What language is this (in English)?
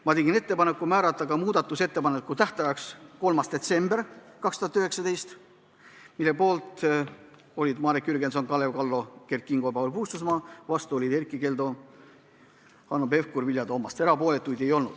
Estonian